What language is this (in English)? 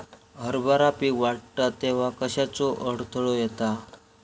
Marathi